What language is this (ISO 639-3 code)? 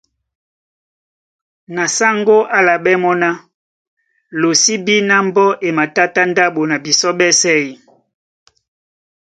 dua